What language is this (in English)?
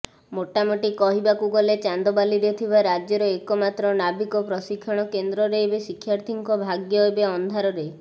Odia